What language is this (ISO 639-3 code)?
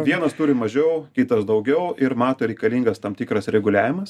lit